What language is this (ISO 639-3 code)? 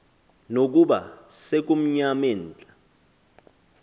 xho